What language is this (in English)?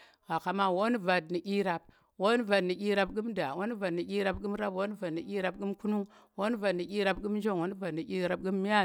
Tera